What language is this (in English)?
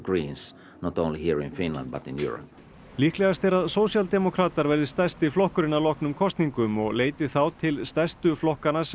Icelandic